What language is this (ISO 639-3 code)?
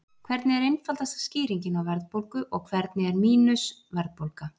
isl